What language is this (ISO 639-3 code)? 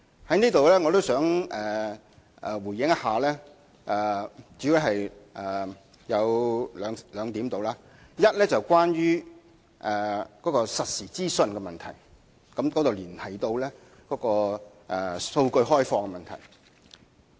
yue